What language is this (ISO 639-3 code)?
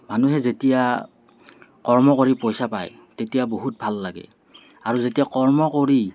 asm